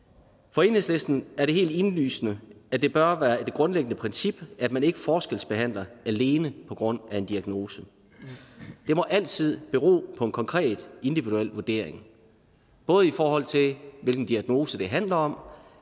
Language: Danish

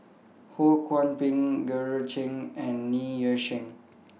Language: English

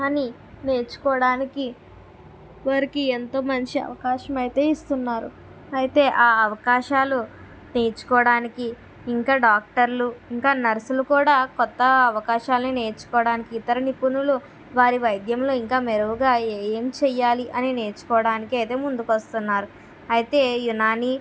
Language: Telugu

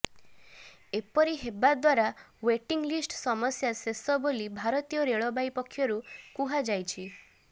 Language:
Odia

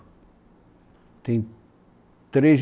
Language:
Portuguese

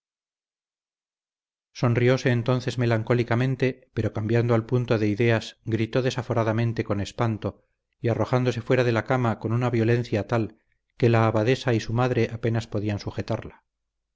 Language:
Spanish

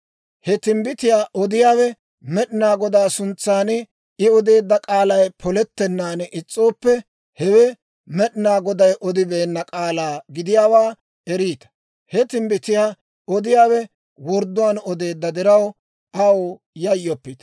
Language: Dawro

